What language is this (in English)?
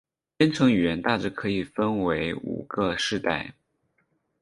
Chinese